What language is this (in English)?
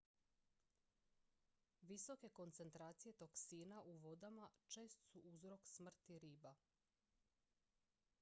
Croatian